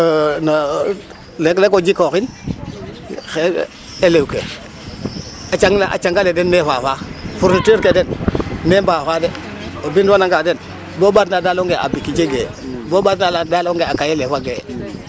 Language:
Serer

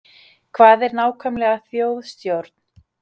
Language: Icelandic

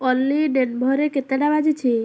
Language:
Odia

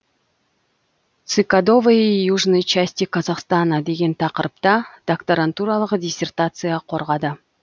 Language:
Kazakh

